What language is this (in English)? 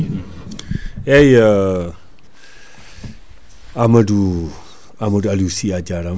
Fula